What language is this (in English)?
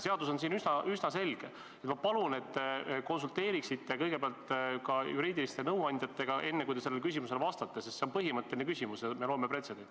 Estonian